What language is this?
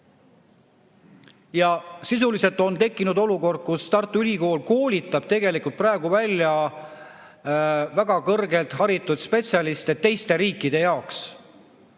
Estonian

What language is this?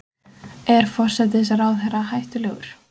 Icelandic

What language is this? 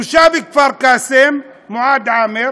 Hebrew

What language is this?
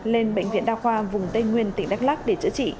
Vietnamese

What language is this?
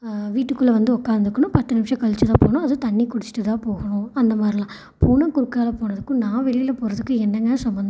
Tamil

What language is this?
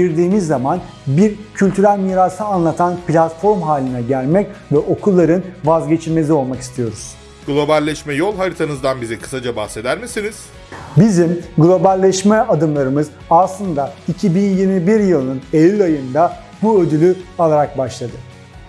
Turkish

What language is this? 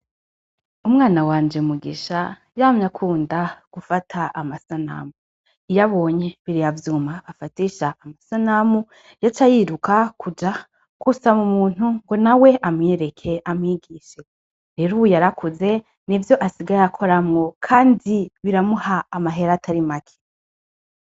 Rundi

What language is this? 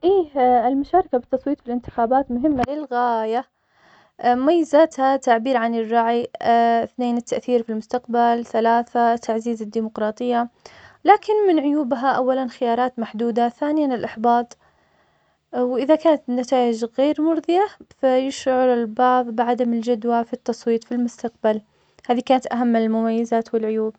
Omani Arabic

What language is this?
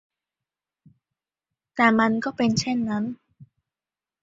Thai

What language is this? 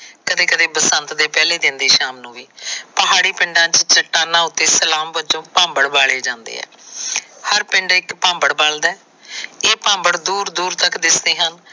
Punjabi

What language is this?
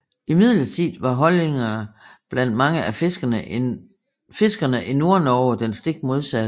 Danish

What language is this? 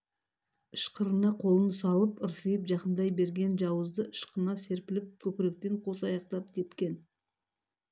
Kazakh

